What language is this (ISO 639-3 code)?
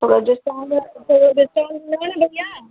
snd